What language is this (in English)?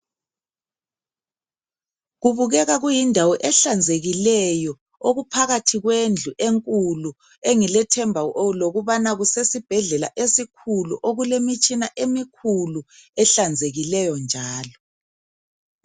North Ndebele